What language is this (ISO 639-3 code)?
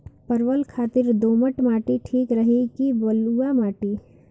bho